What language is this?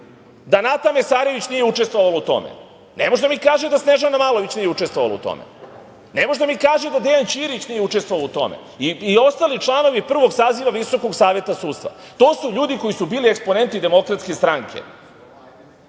Serbian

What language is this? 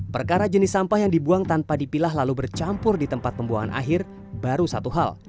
Indonesian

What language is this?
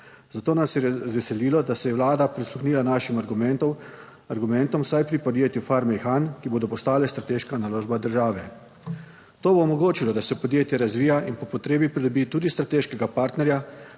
Slovenian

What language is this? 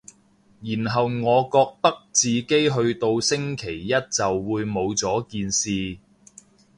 Cantonese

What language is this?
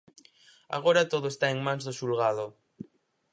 Galician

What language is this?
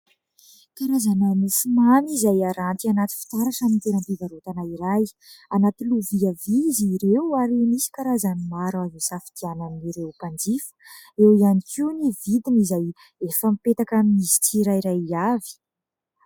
Malagasy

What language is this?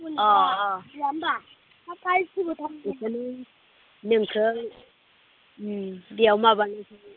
Bodo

